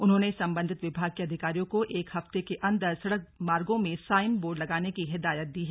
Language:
Hindi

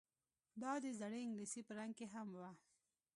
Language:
Pashto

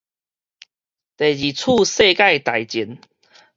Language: Min Nan Chinese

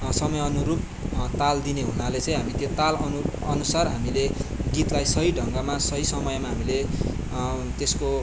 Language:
Nepali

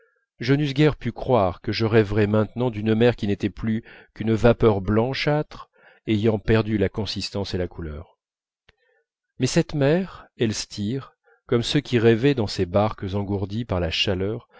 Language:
French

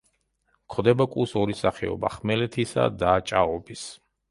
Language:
Georgian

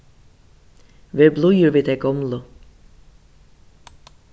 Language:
Faroese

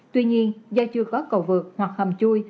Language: Vietnamese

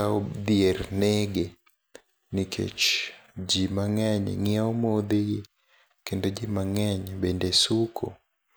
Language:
Luo (Kenya and Tanzania)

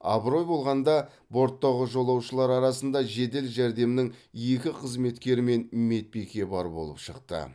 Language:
Kazakh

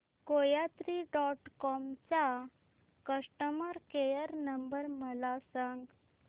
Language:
Marathi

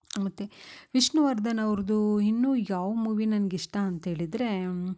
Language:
Kannada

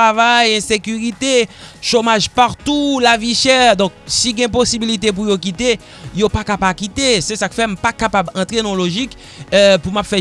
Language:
French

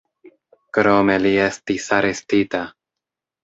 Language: Esperanto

